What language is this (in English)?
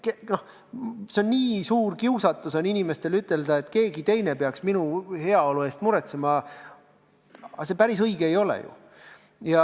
Estonian